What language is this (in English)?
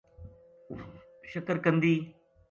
Gujari